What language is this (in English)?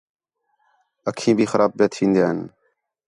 Khetrani